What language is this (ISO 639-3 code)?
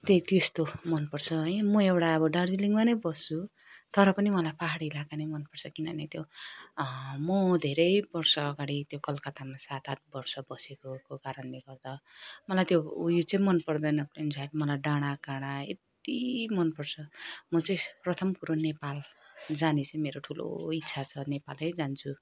nep